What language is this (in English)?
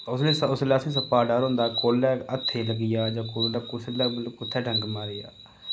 Dogri